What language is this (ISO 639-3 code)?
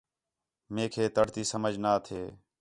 xhe